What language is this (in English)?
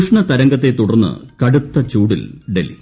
Malayalam